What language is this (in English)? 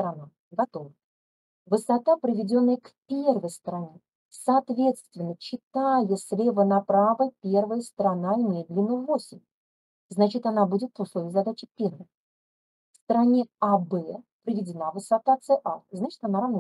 Russian